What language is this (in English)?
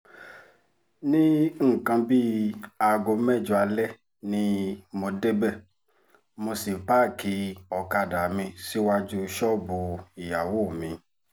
Yoruba